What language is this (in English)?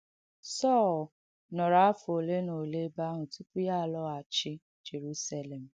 Igbo